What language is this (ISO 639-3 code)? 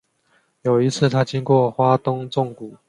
zho